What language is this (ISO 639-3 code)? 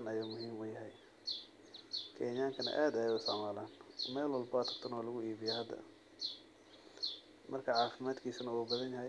som